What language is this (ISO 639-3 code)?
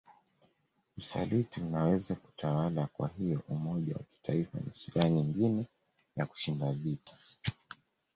swa